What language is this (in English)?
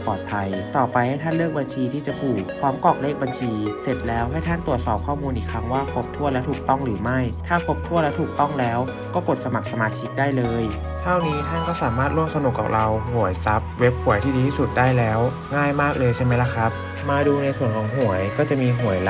Thai